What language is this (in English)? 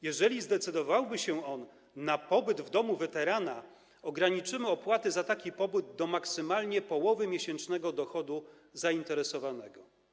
Polish